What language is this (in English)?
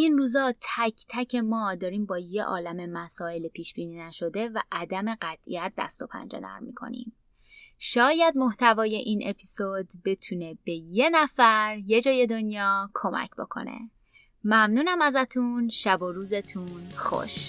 Persian